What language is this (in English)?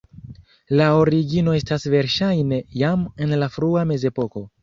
Esperanto